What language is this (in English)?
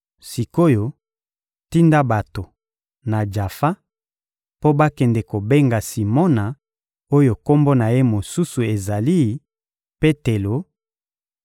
Lingala